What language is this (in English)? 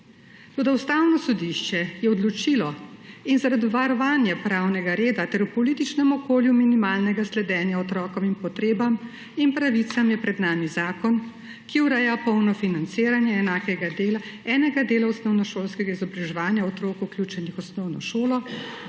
Slovenian